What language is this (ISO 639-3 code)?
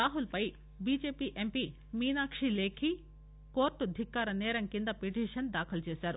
tel